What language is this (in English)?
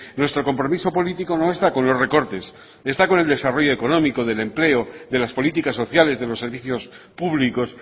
Spanish